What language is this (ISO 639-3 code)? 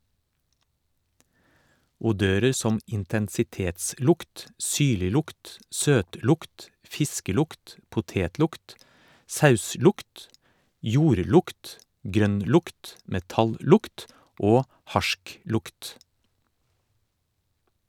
nor